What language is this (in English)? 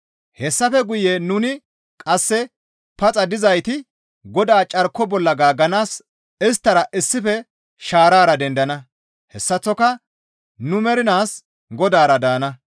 Gamo